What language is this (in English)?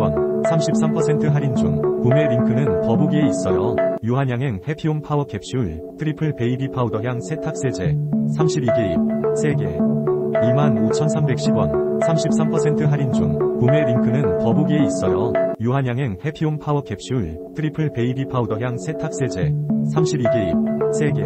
Korean